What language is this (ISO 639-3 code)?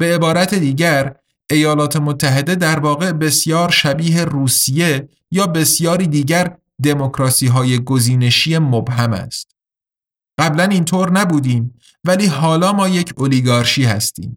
fas